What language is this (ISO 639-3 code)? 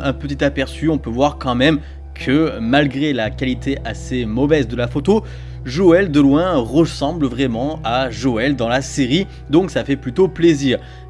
fra